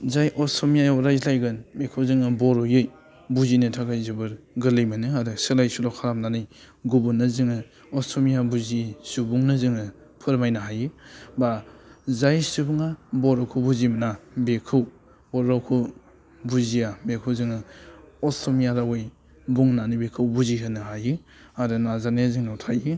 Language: Bodo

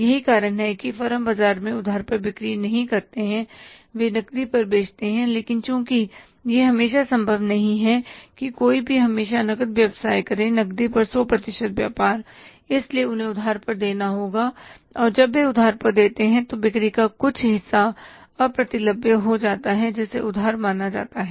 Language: Hindi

